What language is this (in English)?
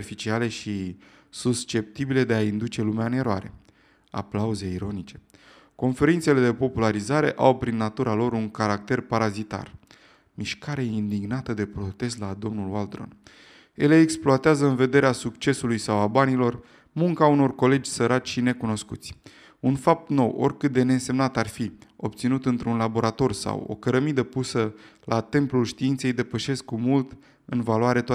Romanian